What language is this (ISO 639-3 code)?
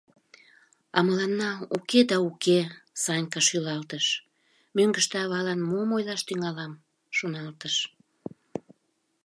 chm